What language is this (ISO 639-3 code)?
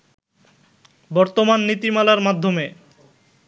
ben